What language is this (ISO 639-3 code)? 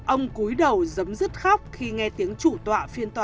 vie